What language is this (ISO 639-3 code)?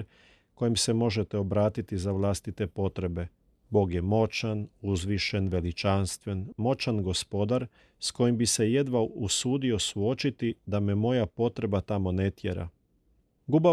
hrv